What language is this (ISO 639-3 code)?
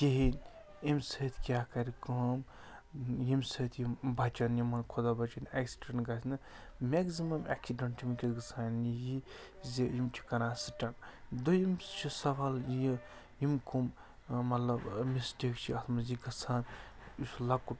kas